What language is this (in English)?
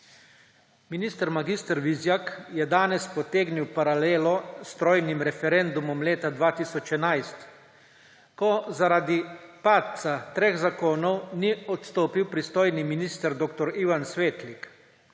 Slovenian